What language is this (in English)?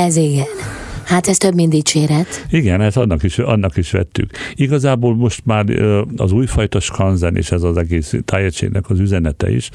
Hungarian